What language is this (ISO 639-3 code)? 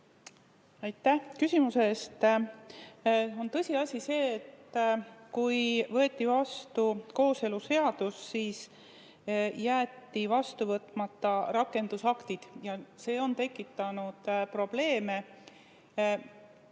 est